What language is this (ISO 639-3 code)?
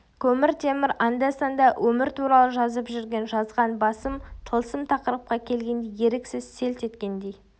kaz